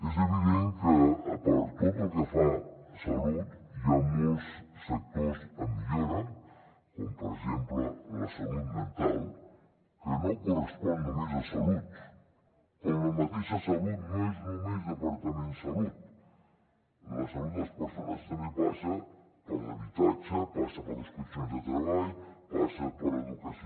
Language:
Catalan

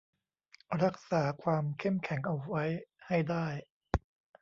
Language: Thai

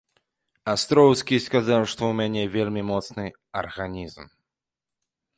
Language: Belarusian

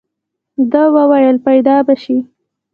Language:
Pashto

